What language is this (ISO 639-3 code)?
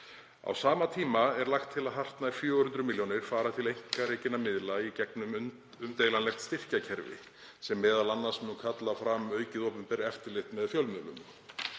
isl